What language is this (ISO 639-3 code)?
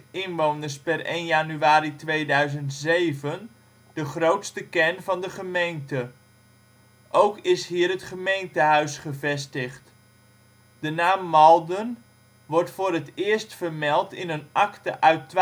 nld